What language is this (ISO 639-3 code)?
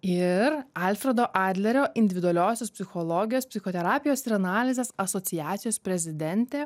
lit